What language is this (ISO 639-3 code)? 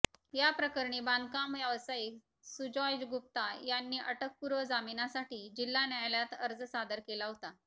mar